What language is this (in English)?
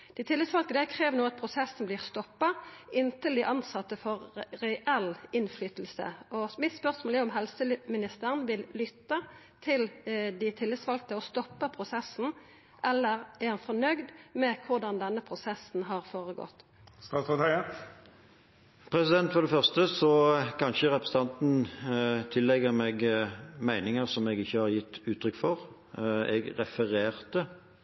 Norwegian